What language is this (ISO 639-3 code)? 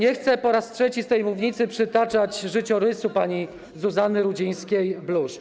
pol